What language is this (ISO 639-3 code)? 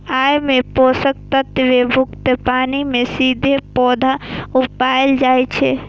mai